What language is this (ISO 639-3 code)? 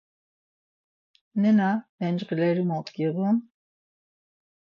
lzz